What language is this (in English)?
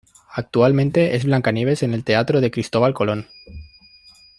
Spanish